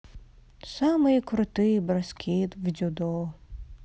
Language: Russian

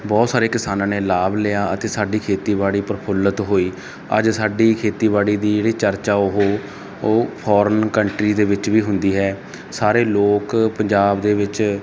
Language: Punjabi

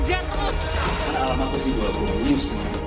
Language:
Indonesian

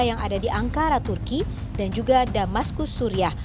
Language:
Indonesian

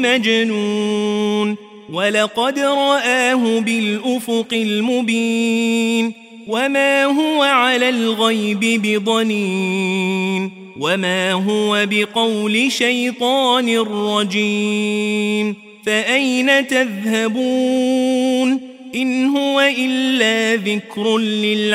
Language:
Arabic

